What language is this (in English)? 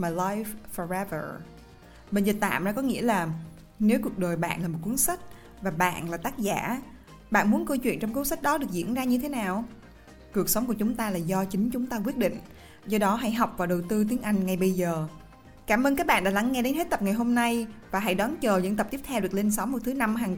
Vietnamese